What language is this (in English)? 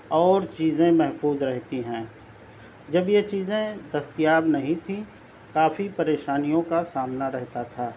Urdu